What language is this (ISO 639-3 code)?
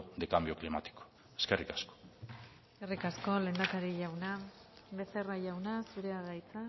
eus